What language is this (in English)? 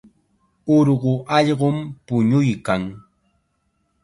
Chiquián Ancash Quechua